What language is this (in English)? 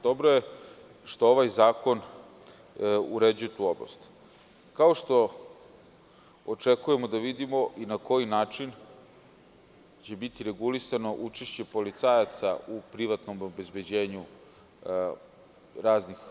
Serbian